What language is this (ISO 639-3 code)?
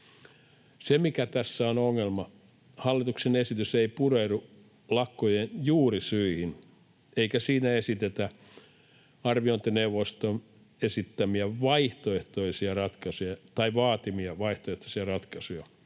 fin